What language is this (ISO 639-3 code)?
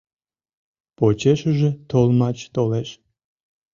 chm